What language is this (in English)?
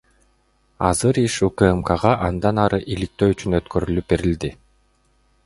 Kyrgyz